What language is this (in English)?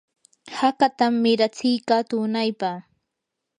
Yanahuanca Pasco Quechua